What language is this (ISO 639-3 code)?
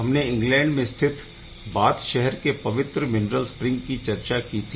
hin